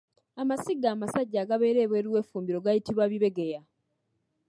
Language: Ganda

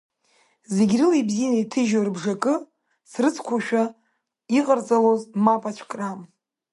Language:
Abkhazian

